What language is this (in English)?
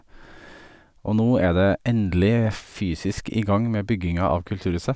Norwegian